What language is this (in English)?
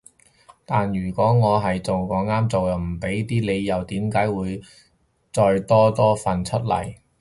Cantonese